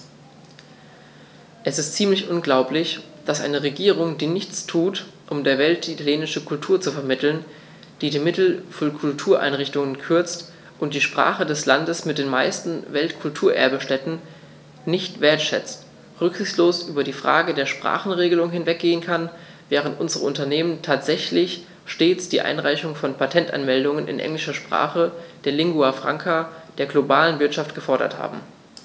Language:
German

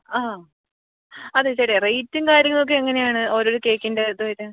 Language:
Malayalam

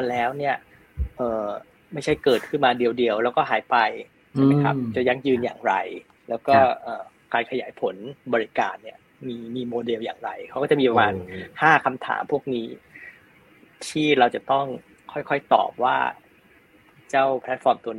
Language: Thai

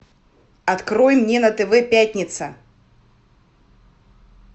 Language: Russian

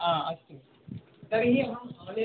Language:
Sanskrit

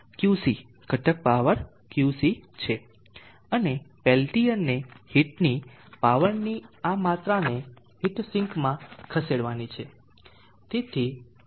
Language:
Gujarati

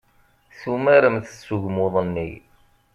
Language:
Kabyle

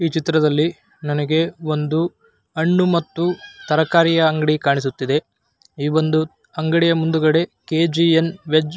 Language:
Kannada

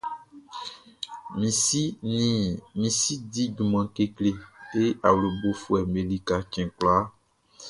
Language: Baoulé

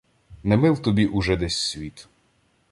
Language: Ukrainian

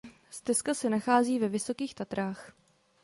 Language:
Czech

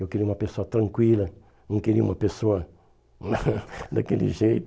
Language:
Portuguese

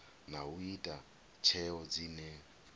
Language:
Venda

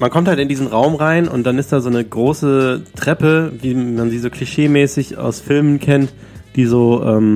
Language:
German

